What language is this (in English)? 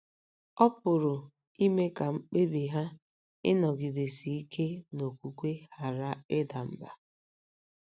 Igbo